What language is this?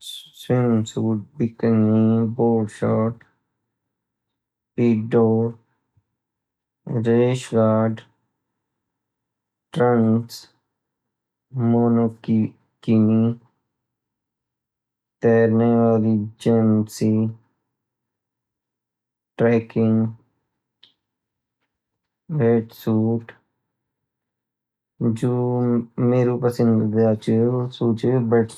Garhwali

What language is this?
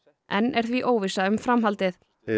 Icelandic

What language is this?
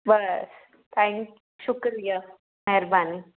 Sindhi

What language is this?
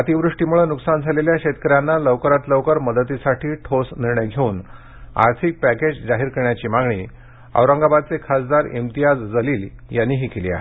Marathi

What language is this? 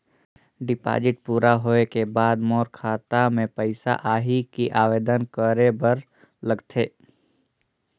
Chhattisgarhi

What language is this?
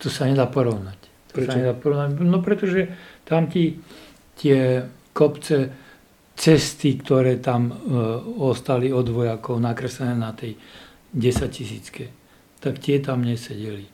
Slovak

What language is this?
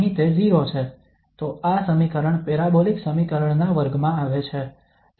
Gujarati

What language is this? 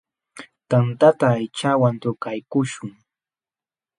Jauja Wanca Quechua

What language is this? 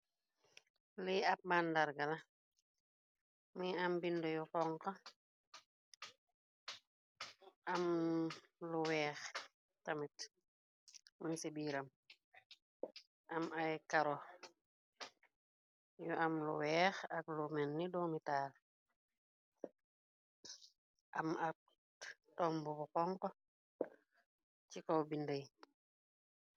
Wolof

